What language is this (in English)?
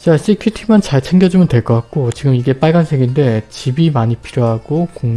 Korean